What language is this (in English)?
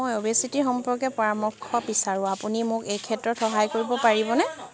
Assamese